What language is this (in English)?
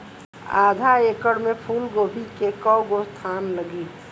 Bhojpuri